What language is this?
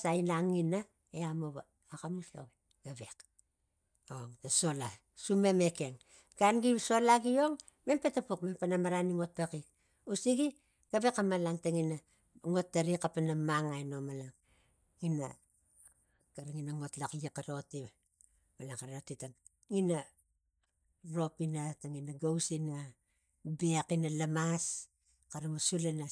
Tigak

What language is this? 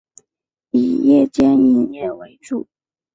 Chinese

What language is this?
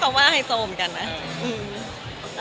Thai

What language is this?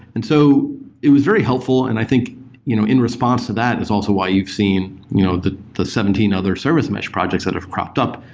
English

